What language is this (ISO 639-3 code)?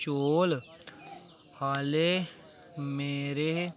doi